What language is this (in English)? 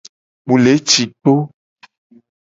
Gen